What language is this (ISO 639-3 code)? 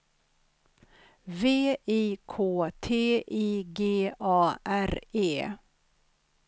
swe